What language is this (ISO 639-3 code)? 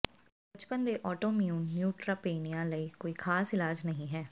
pan